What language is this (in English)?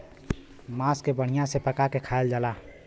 Bhojpuri